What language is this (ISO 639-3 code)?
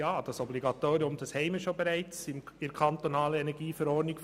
gsw